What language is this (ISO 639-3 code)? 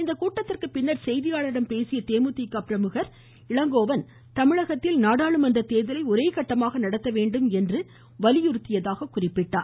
tam